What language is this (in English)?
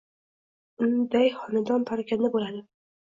Uzbek